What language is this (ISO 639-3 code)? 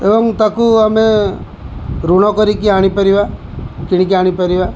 ori